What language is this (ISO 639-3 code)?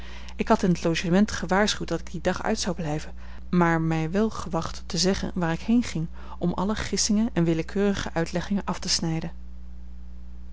nld